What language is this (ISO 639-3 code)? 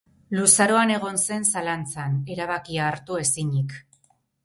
eus